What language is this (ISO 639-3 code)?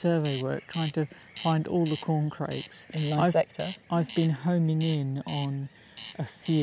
eng